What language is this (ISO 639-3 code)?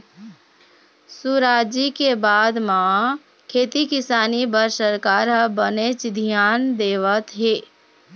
hne